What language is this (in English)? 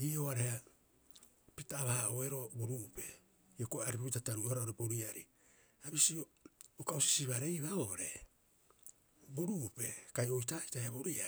Rapoisi